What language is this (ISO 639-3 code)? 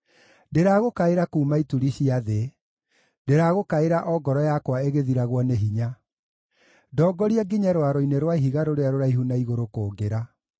kik